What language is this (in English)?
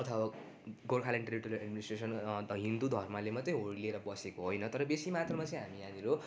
Nepali